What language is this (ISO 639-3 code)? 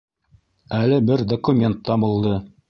bak